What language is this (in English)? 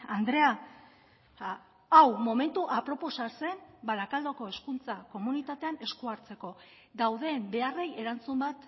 Basque